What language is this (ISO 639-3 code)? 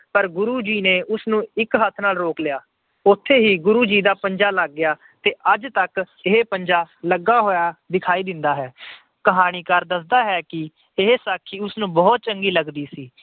pan